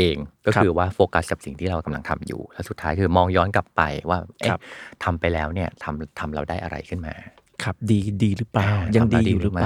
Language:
Thai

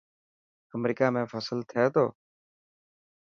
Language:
Dhatki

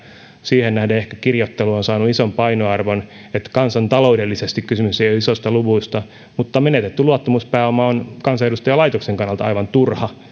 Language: Finnish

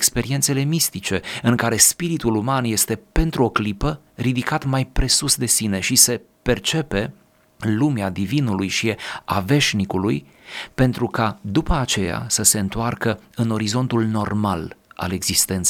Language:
Romanian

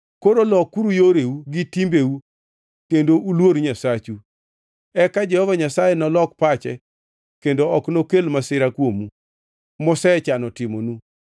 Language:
Luo (Kenya and Tanzania)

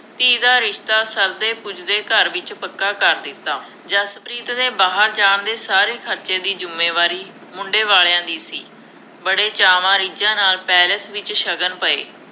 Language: Punjabi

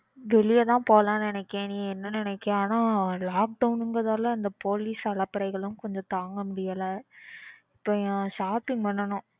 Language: Tamil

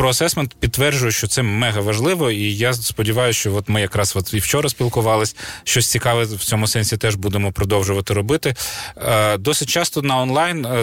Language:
Ukrainian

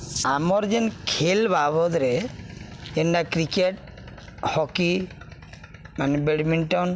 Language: Odia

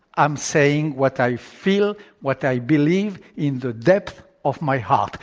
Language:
English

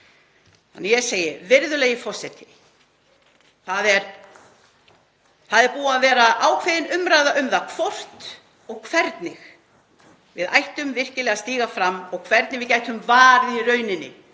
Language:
Icelandic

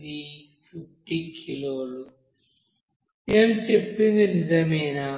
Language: Telugu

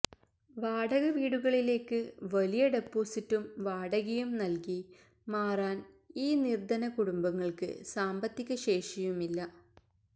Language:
Malayalam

